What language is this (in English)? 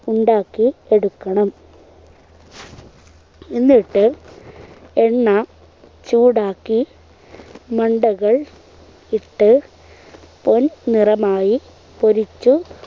Malayalam